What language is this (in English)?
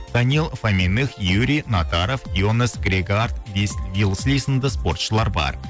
Kazakh